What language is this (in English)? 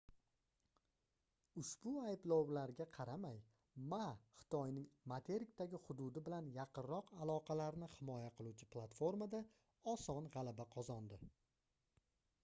Uzbek